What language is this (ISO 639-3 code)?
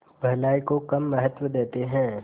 hin